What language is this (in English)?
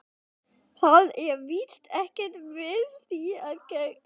Icelandic